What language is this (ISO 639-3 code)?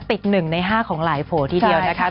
tha